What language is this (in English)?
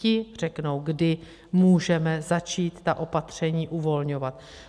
Czech